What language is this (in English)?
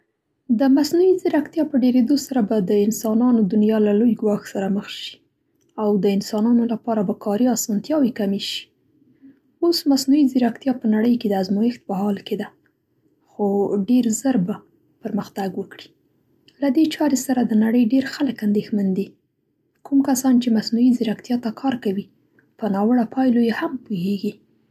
Central Pashto